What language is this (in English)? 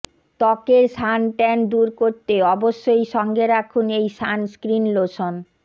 Bangla